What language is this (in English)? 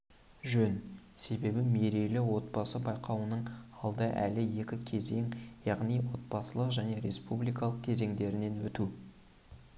Kazakh